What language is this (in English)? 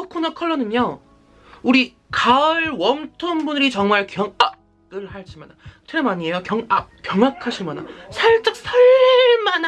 Korean